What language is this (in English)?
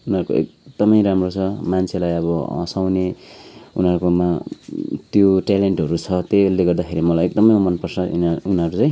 Nepali